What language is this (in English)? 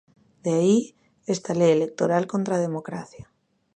Galician